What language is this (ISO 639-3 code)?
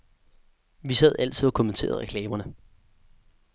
dan